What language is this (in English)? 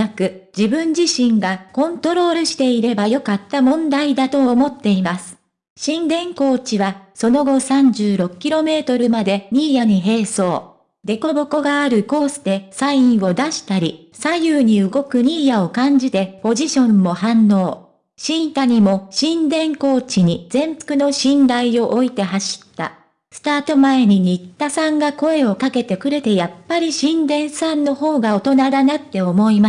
Japanese